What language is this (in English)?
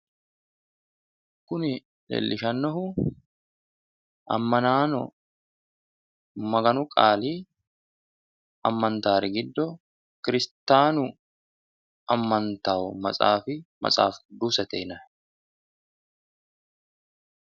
Sidamo